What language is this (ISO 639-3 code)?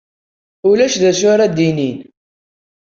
kab